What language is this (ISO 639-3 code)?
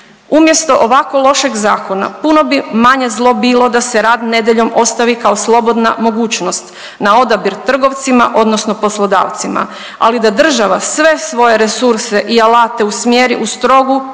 hrv